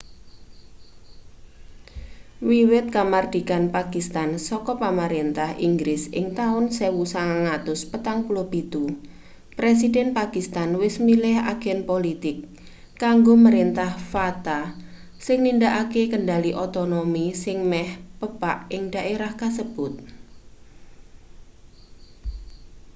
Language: Javanese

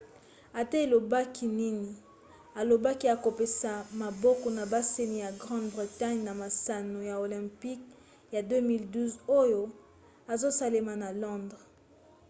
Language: Lingala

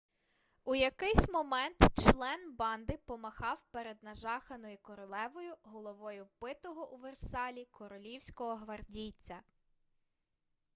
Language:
Ukrainian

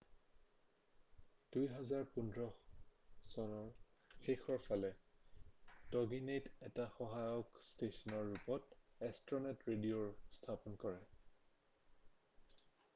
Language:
Assamese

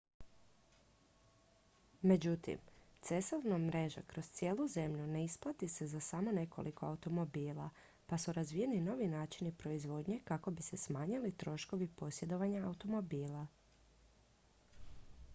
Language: Croatian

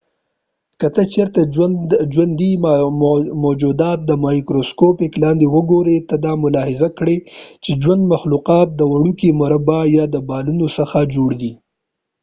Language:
Pashto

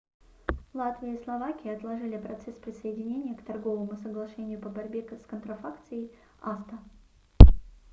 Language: Russian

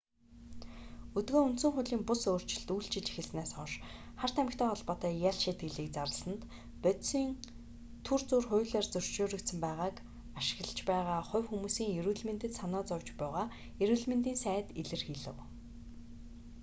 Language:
Mongolian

